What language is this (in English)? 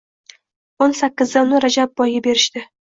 Uzbek